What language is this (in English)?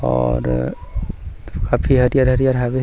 Chhattisgarhi